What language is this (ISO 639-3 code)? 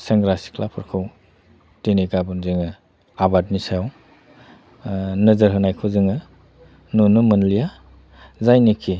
brx